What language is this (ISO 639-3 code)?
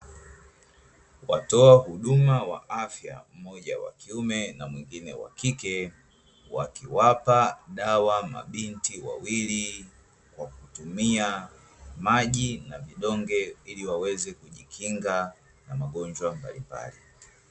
swa